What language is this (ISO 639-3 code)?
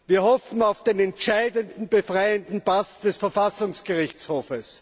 deu